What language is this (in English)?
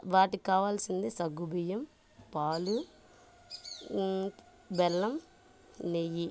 Telugu